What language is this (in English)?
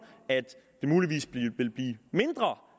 Danish